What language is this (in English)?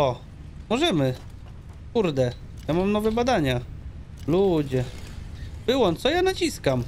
Polish